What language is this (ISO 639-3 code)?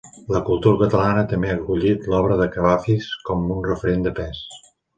cat